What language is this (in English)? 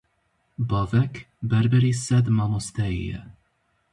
Kurdish